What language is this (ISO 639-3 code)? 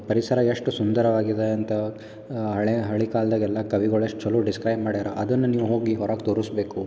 kan